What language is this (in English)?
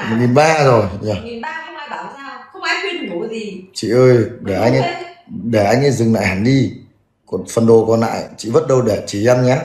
Vietnamese